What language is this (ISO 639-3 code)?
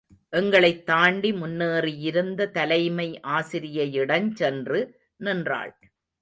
tam